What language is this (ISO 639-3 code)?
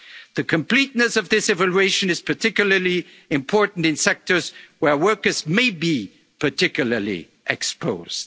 eng